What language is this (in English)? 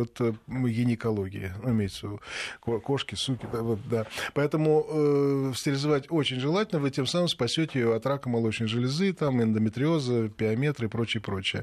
Russian